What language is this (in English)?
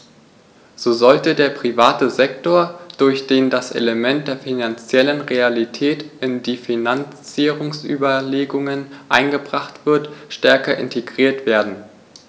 German